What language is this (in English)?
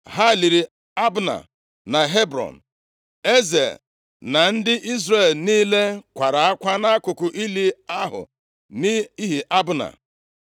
Igbo